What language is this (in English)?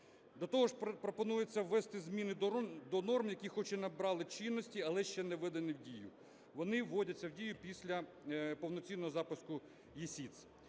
Ukrainian